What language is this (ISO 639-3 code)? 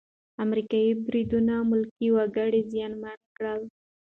pus